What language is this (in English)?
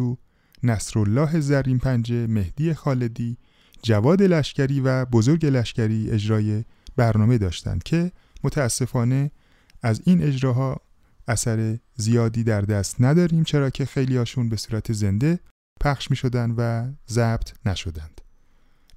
Persian